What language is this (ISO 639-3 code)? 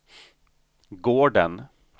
swe